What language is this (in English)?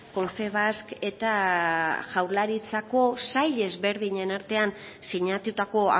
Basque